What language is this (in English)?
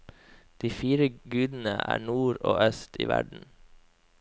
Norwegian